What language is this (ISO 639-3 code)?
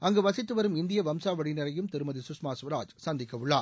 tam